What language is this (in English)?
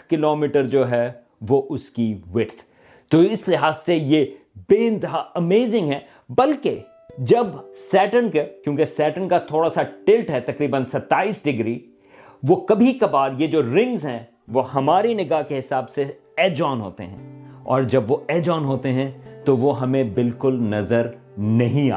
Urdu